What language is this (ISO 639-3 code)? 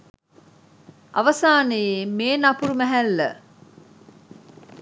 sin